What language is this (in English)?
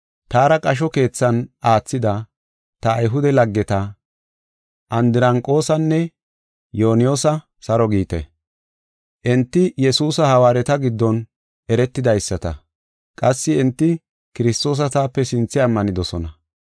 Gofa